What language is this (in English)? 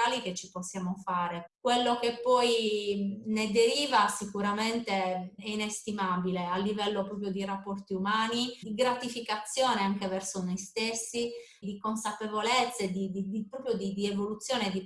Italian